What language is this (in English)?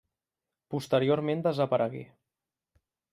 Catalan